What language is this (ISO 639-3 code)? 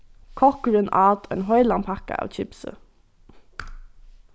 fao